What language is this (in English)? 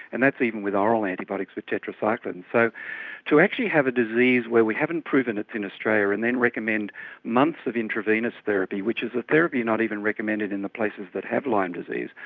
English